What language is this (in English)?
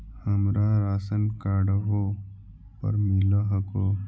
Magahi